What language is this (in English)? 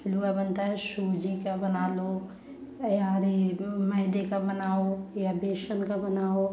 Hindi